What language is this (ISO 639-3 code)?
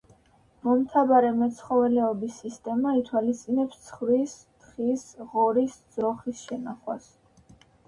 kat